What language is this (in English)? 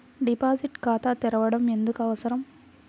Telugu